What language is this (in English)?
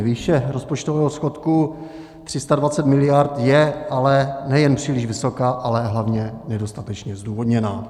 Czech